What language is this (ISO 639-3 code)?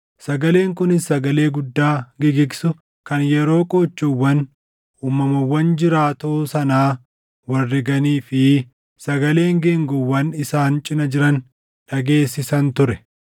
orm